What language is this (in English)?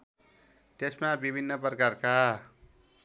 Nepali